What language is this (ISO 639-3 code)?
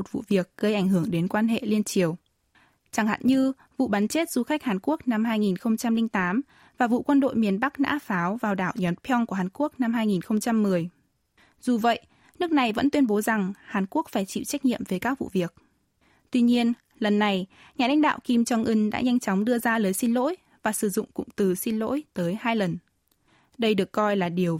vie